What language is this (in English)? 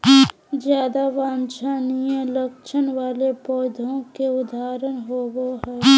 Magahi